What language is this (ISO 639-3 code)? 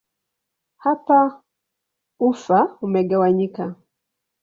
swa